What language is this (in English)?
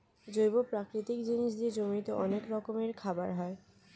Bangla